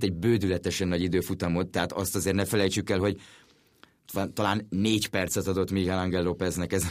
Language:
Hungarian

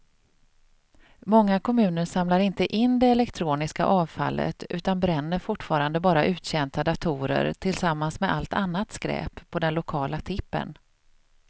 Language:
Swedish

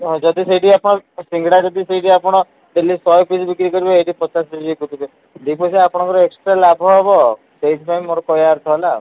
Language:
Odia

